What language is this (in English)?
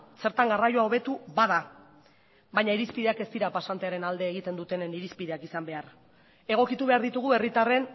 Basque